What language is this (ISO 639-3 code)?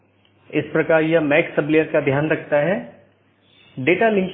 hin